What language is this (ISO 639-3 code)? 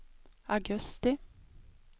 swe